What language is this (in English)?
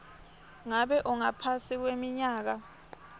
Swati